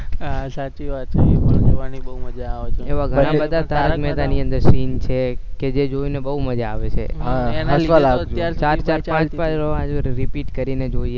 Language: Gujarati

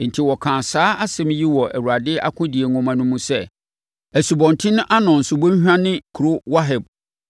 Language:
Akan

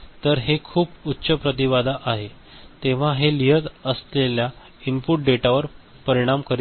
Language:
Marathi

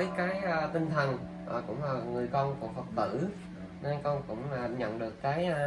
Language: Vietnamese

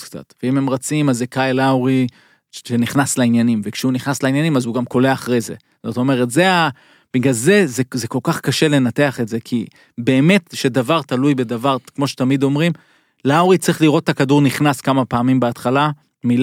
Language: Hebrew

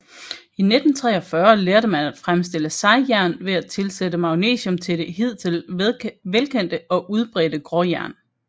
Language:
Danish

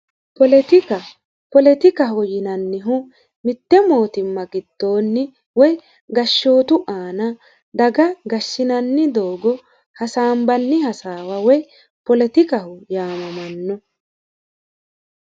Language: Sidamo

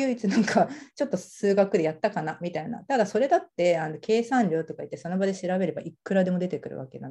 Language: Japanese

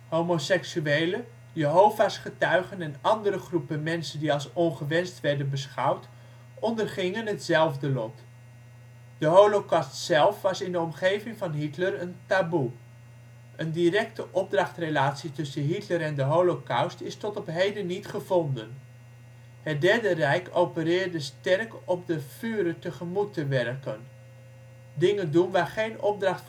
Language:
Dutch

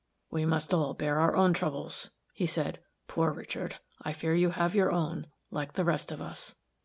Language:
English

